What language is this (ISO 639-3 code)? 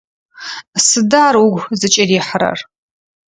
ady